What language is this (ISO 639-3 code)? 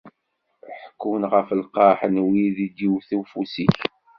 kab